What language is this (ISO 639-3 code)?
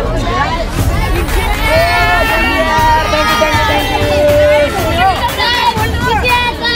ind